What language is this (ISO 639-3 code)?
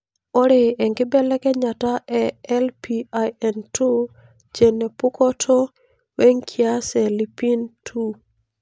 mas